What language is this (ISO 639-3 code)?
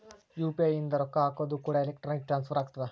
kan